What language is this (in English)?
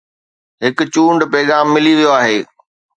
Sindhi